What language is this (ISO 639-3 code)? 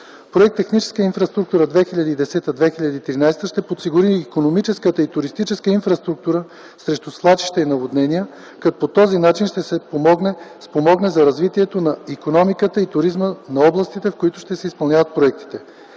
bul